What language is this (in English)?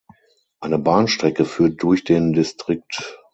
German